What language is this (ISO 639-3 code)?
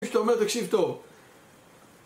heb